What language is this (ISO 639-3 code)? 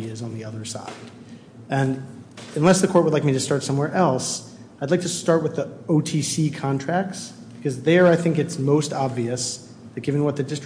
eng